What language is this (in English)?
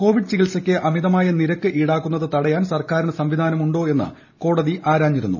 Malayalam